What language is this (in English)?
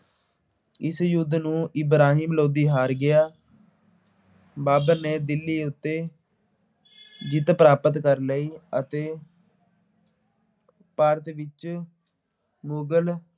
Punjabi